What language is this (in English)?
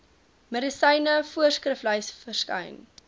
Afrikaans